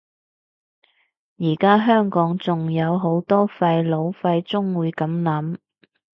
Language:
Cantonese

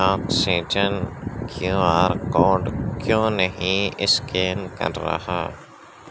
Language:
Urdu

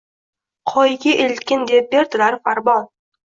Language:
Uzbek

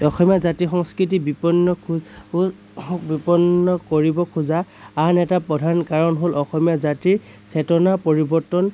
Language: Assamese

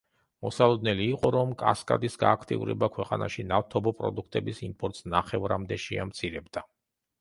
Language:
Georgian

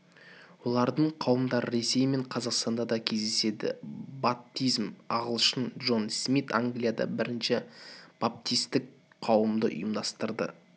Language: Kazakh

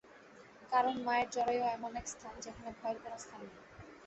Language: Bangla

